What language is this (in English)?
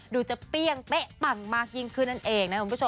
Thai